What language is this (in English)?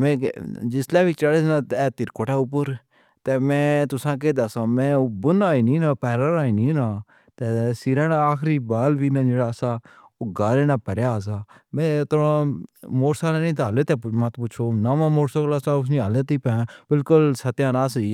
Pahari-Potwari